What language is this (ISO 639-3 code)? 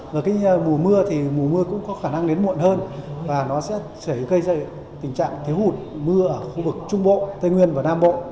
vie